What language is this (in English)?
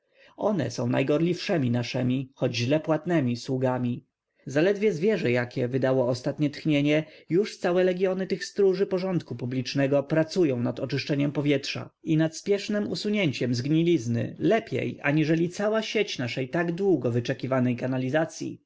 Polish